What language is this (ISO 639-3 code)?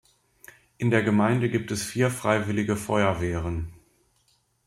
deu